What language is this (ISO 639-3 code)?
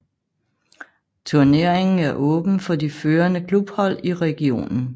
dan